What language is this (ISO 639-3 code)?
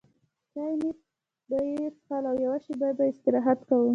pus